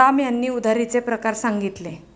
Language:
Marathi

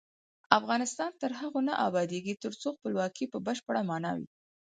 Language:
Pashto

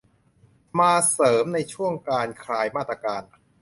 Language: Thai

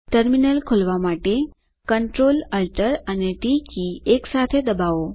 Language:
Gujarati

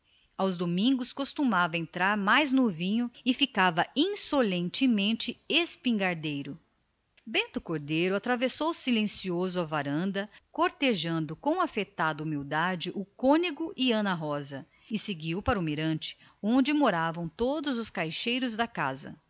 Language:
Portuguese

